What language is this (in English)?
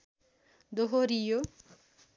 Nepali